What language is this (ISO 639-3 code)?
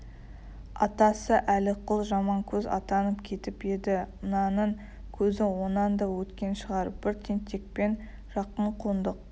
kaz